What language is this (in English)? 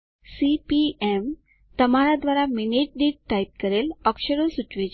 Gujarati